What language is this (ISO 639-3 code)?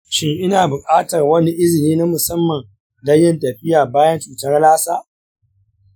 hau